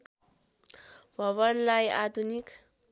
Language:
Nepali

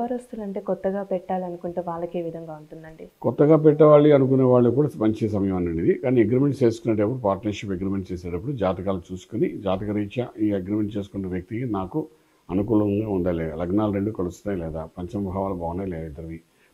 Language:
Telugu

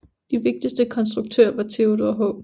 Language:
Danish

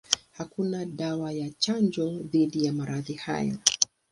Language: Swahili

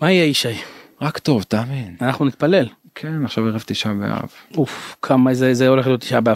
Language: Hebrew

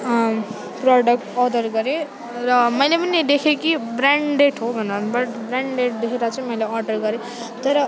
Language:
Nepali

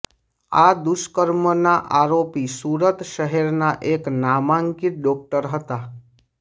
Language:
Gujarati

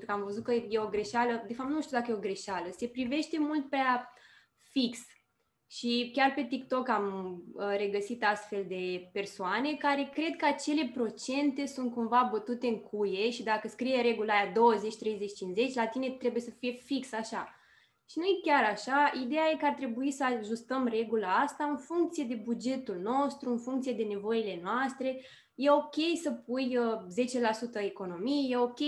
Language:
Romanian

